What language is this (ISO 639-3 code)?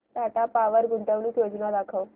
mar